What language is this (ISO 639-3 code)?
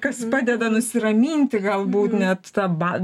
lit